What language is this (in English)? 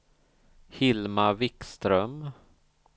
Swedish